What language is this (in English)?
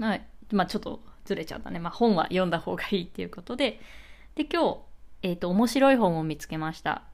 Japanese